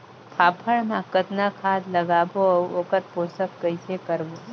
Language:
Chhattisgarhi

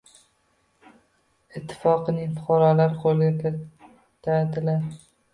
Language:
Uzbek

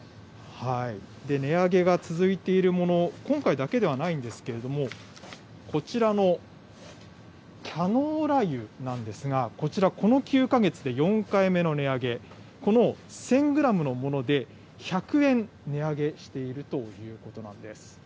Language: Japanese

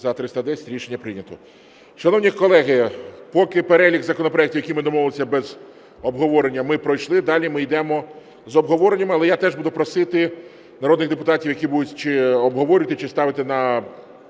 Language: Ukrainian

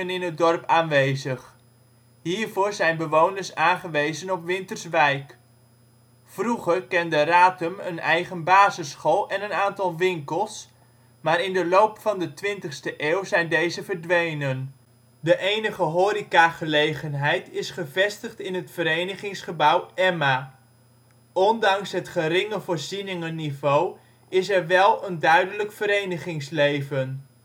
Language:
Dutch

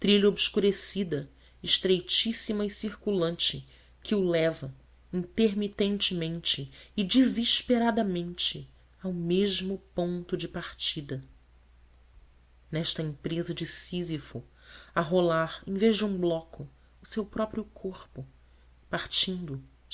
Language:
Portuguese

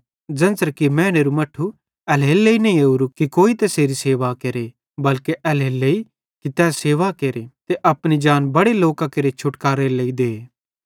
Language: Bhadrawahi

